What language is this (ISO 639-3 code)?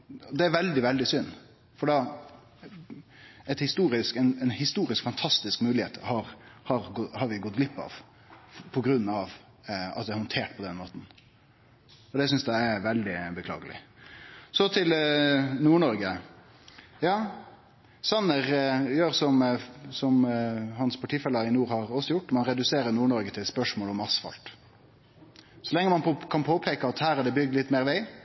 nno